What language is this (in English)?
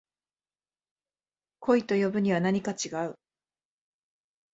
Japanese